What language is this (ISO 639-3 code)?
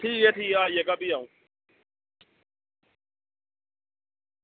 doi